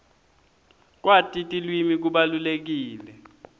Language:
Swati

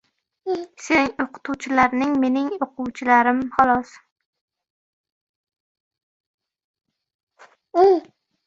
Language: Uzbek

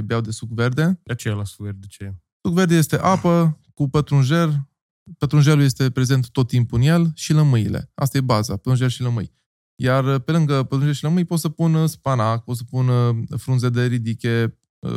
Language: Romanian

